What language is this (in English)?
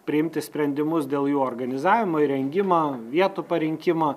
Lithuanian